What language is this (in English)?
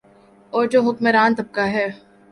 Urdu